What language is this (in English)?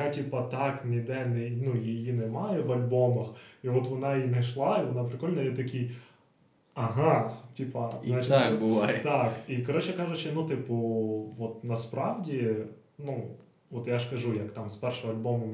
Ukrainian